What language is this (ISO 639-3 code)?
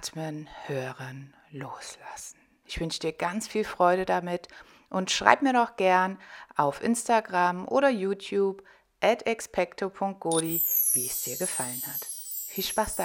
deu